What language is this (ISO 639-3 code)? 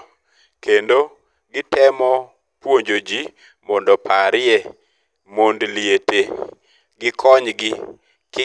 luo